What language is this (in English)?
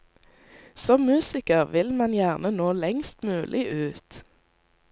Norwegian